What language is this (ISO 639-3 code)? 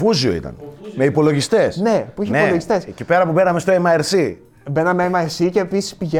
ell